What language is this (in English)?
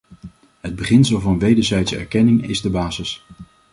Dutch